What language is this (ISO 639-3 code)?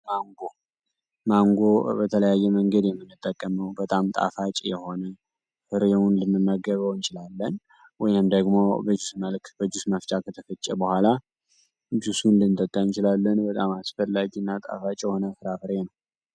amh